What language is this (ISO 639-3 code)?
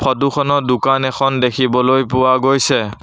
asm